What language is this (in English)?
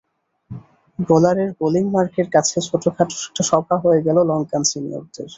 Bangla